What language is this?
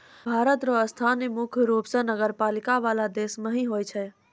Maithili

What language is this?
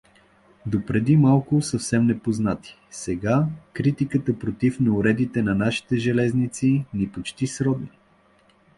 Bulgarian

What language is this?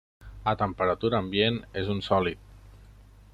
Catalan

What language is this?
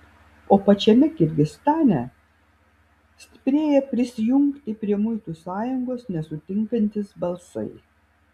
Lithuanian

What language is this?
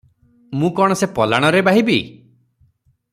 Odia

